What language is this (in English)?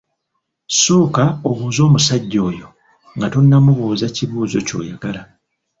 Ganda